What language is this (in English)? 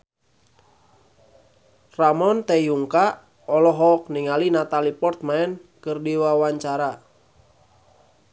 Sundanese